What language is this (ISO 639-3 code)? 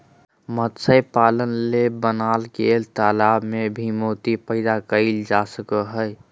mag